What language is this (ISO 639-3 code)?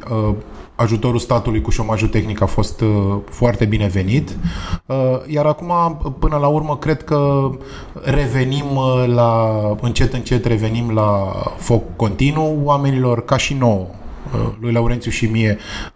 ron